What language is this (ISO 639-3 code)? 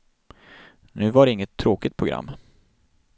swe